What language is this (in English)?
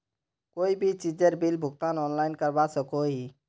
Magahi